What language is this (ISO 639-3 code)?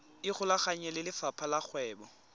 tsn